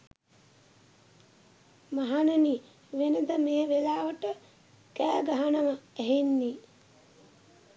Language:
Sinhala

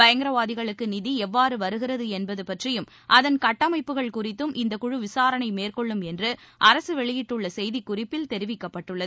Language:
Tamil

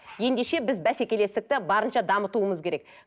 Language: Kazakh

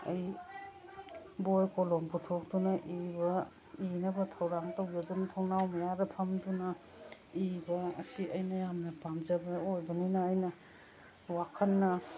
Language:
Manipuri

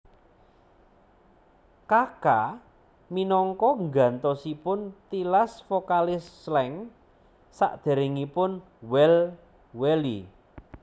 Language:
Javanese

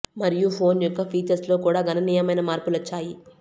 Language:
Telugu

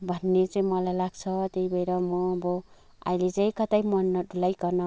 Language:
Nepali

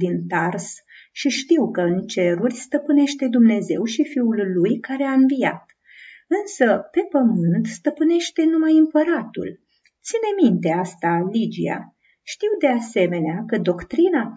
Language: Romanian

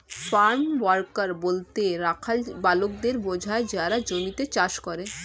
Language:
Bangla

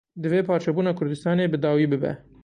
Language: Kurdish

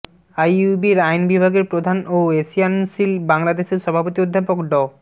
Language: Bangla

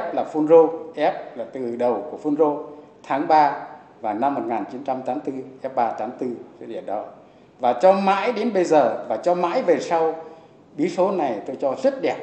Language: Vietnamese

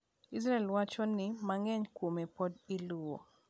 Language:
Luo (Kenya and Tanzania)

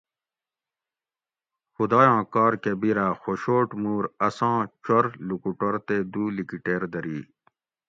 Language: Gawri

